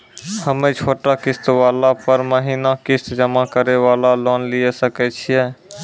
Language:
Maithili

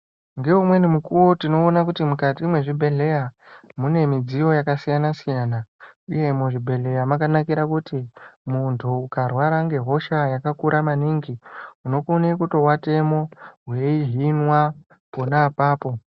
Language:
Ndau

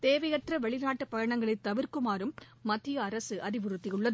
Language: Tamil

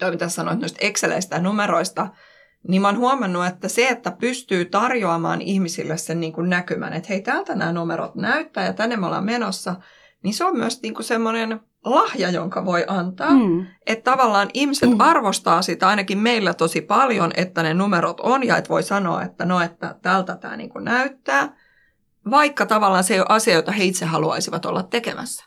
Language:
Finnish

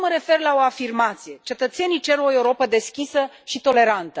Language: Romanian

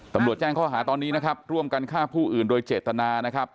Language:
Thai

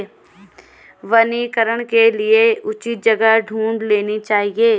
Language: Hindi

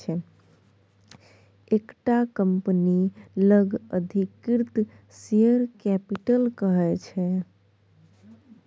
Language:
Maithili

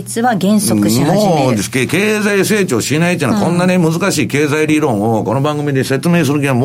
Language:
Japanese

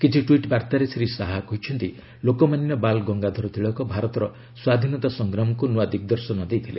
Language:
Odia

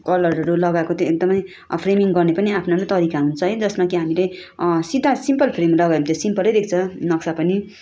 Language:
Nepali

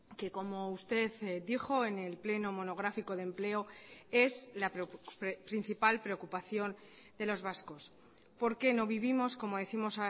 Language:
Spanish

